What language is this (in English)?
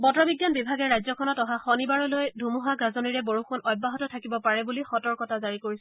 Assamese